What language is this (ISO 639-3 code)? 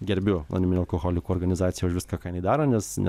lit